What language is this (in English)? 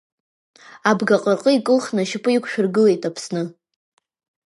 Abkhazian